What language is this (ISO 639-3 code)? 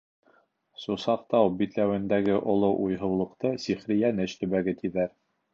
bak